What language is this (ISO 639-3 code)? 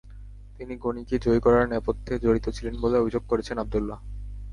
ben